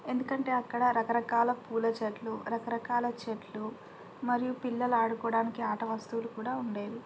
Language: Telugu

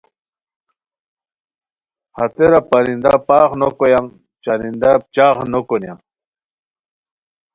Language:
Khowar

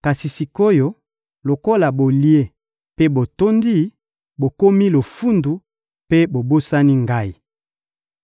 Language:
Lingala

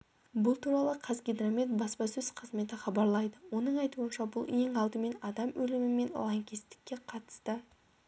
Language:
Kazakh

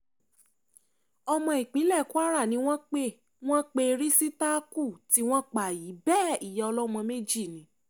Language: Yoruba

